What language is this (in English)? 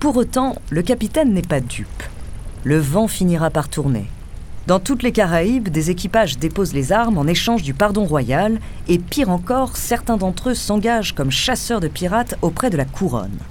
French